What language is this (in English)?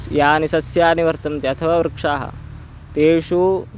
Sanskrit